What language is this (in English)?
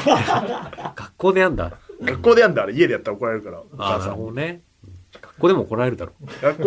Japanese